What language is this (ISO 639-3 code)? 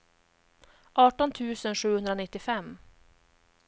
swe